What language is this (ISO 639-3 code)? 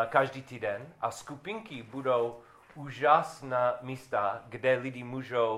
ces